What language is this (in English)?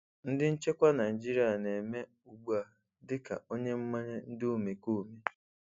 Igbo